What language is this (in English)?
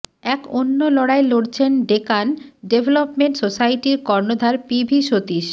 Bangla